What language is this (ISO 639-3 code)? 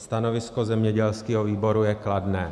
ces